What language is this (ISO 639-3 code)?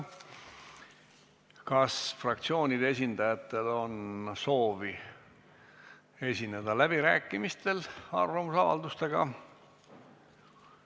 est